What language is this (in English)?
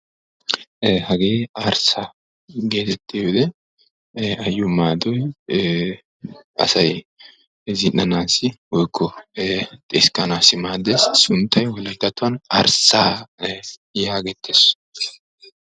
Wolaytta